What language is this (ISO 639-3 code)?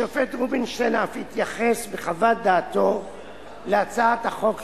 heb